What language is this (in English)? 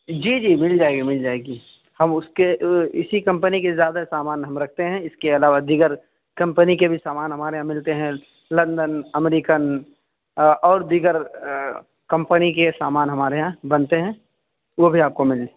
Urdu